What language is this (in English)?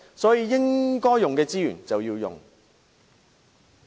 Cantonese